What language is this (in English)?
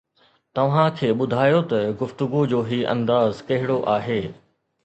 Sindhi